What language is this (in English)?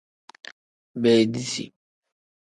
Tem